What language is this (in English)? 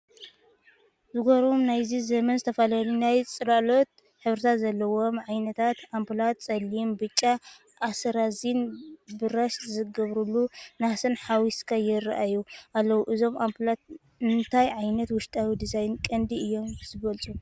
Tigrinya